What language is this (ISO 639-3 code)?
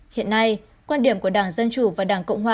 vie